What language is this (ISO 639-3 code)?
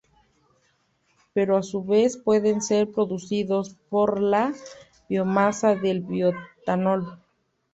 spa